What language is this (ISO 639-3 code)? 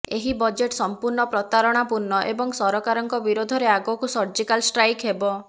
ori